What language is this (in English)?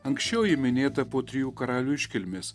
Lithuanian